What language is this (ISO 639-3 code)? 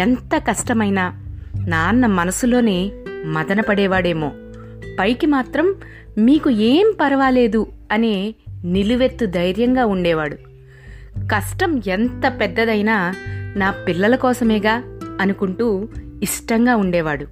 tel